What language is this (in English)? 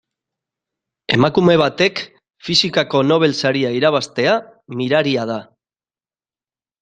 Basque